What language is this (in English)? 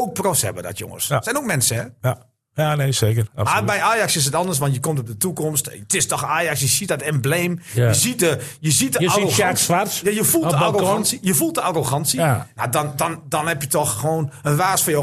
Dutch